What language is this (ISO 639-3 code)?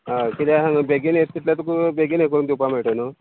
kok